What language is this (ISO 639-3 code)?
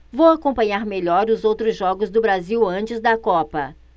por